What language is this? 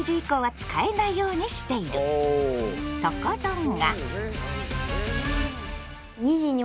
Japanese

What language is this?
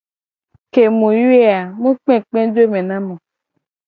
Gen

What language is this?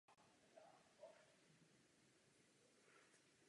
Czech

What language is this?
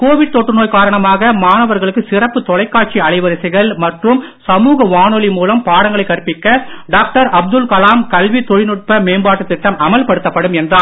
Tamil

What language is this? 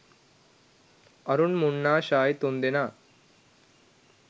Sinhala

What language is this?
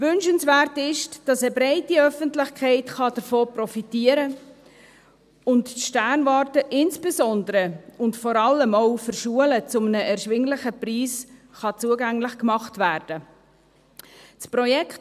Swiss German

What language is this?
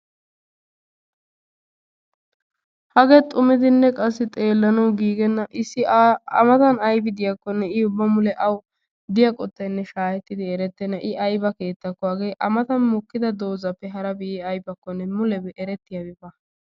Wolaytta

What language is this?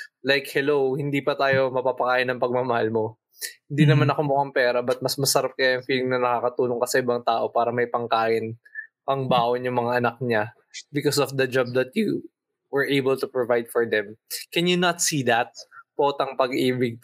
Filipino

